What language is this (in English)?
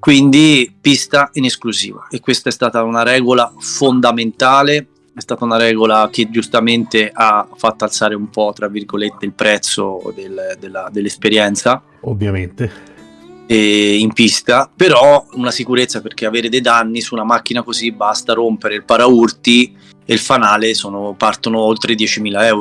Italian